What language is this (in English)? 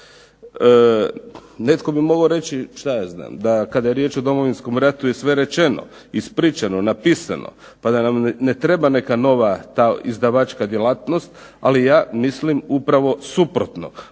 Croatian